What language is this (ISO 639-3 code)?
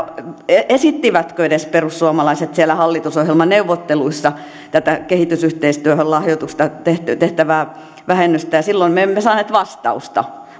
fin